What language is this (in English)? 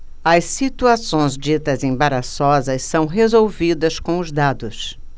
Portuguese